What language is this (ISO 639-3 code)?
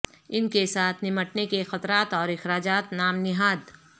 urd